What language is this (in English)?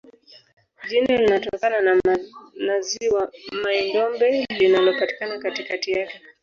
Swahili